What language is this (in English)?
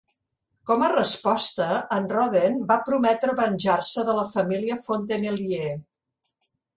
Catalan